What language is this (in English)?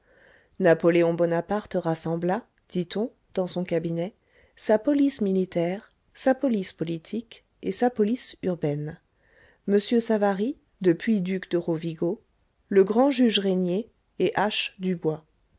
French